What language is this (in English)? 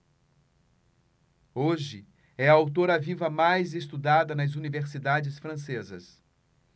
Portuguese